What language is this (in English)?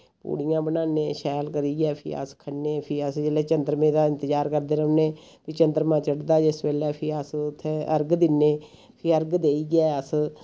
Dogri